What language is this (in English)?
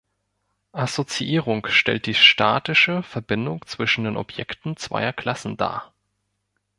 German